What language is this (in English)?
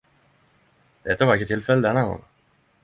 Norwegian Nynorsk